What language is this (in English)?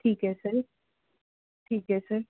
Punjabi